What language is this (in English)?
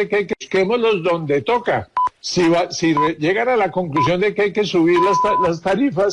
Spanish